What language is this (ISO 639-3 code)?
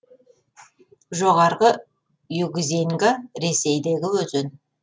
kaz